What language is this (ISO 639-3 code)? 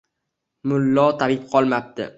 uzb